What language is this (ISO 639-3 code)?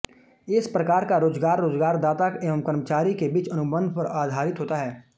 hin